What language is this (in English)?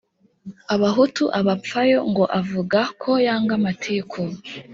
Kinyarwanda